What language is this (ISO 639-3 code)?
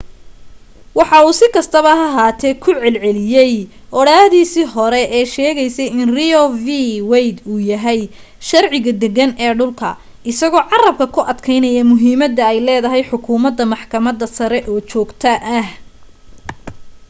som